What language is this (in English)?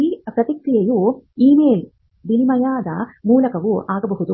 Kannada